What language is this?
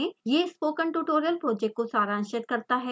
Hindi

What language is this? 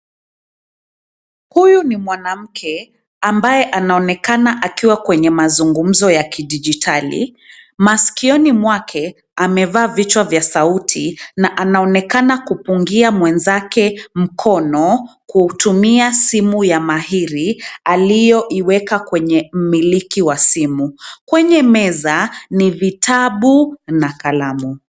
Swahili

